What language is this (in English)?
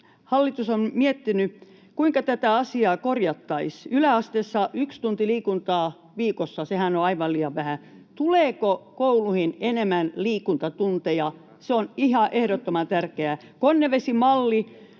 Finnish